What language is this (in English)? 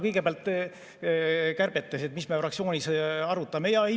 Estonian